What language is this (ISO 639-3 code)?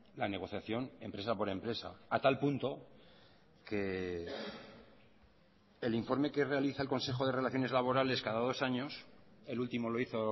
spa